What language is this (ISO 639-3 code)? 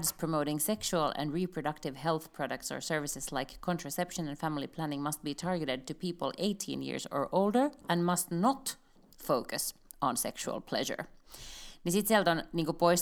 fin